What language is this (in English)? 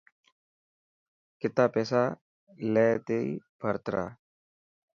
Dhatki